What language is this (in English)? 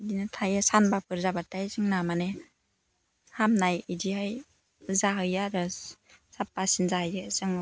Bodo